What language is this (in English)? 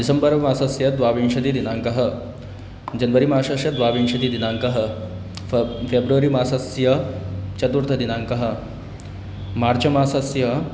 Sanskrit